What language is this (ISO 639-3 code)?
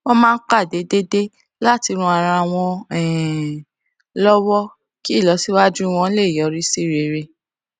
yor